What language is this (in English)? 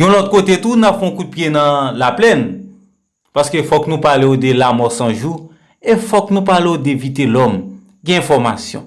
French